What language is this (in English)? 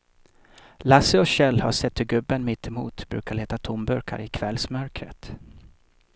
Swedish